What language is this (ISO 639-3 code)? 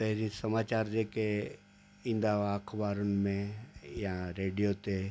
snd